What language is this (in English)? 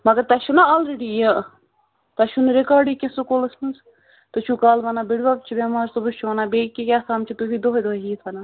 Kashmiri